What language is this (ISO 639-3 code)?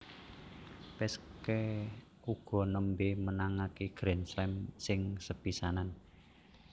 jav